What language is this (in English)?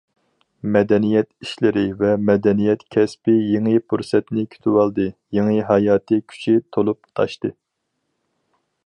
Uyghur